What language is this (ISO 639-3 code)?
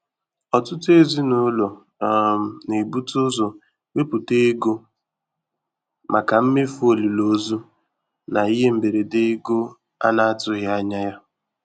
ibo